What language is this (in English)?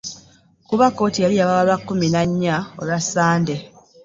Ganda